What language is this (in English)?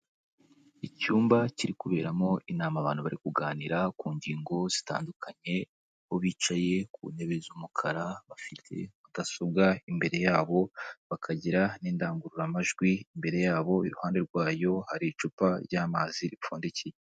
Kinyarwanda